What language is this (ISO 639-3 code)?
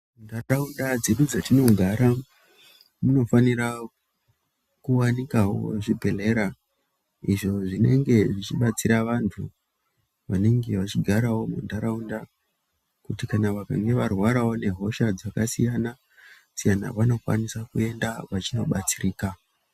ndc